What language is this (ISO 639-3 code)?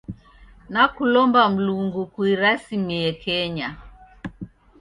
dav